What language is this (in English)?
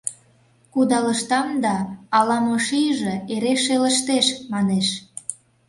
Mari